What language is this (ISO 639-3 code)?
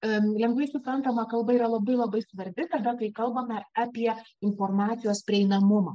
lit